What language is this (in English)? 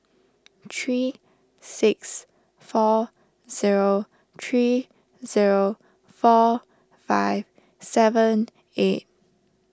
English